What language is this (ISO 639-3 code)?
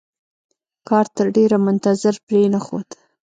pus